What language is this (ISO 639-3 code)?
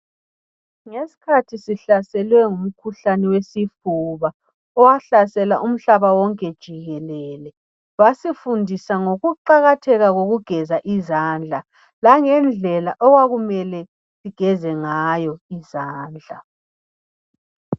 nde